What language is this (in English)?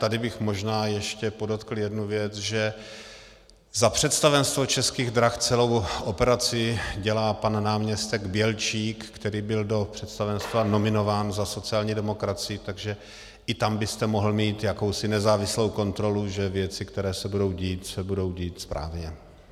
Czech